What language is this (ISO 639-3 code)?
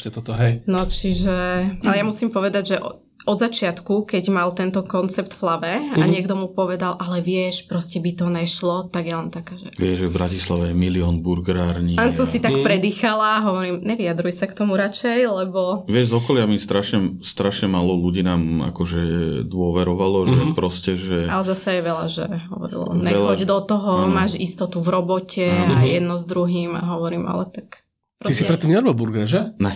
slk